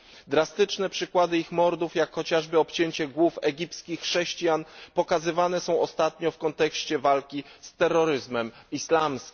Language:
Polish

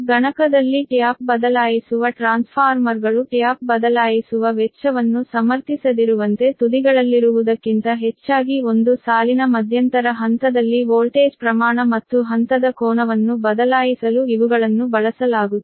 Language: Kannada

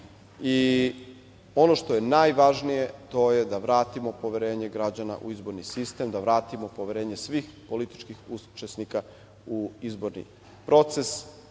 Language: Serbian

